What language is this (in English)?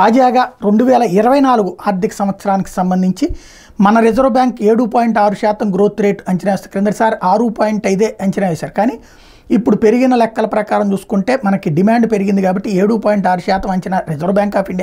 Telugu